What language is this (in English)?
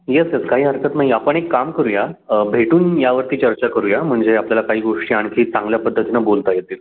Marathi